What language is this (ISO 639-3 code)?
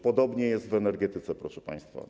pol